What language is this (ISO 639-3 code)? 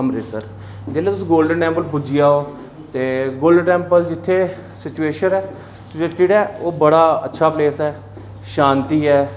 doi